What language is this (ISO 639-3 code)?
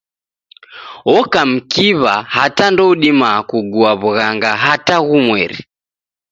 dav